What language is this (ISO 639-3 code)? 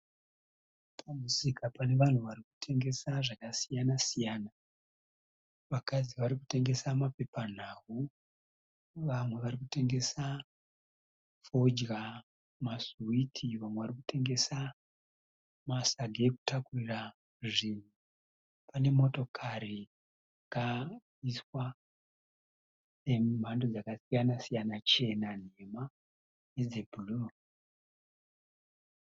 sna